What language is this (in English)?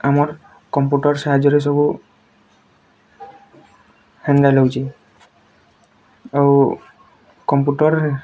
Odia